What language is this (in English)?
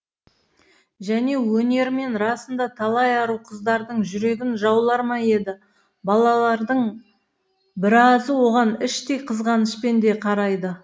Kazakh